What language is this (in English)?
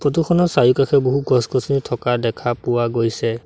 Assamese